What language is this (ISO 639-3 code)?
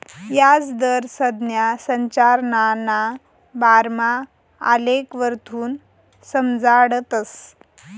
mar